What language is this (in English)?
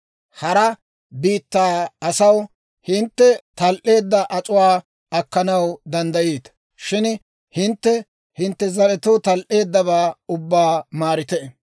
Dawro